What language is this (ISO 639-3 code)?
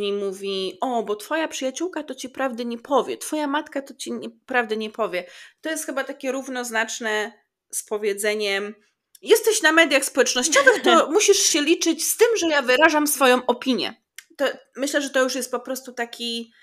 pol